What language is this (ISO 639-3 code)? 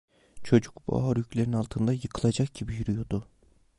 tur